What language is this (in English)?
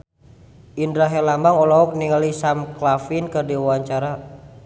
Sundanese